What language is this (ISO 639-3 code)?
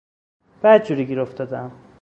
fas